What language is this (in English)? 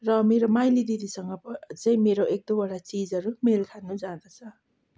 Nepali